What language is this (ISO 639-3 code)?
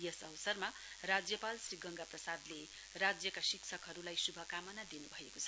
nep